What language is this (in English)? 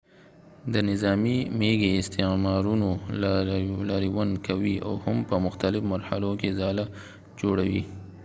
Pashto